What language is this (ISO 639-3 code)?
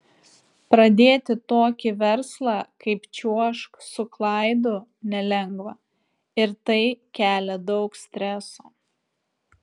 lit